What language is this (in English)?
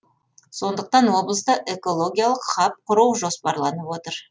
Kazakh